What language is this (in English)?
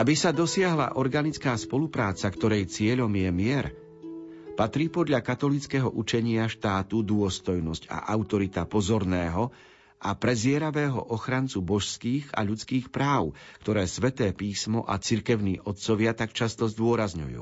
Slovak